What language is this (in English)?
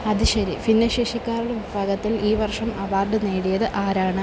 Malayalam